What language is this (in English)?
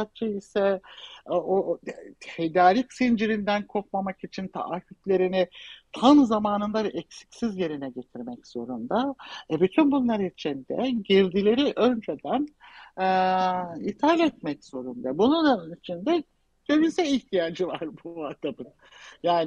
Turkish